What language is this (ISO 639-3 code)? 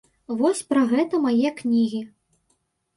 bel